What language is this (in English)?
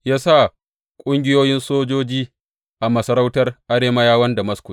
Hausa